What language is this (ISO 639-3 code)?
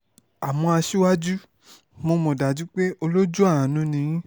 yor